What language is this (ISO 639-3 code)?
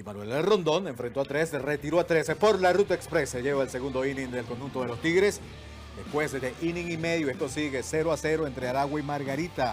spa